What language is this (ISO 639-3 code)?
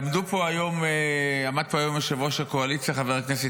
heb